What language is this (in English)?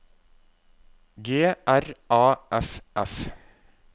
Norwegian